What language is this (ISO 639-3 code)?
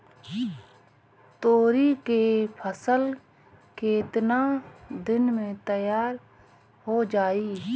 bho